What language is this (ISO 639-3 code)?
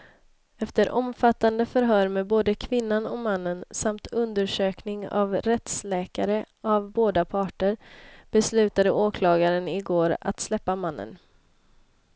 swe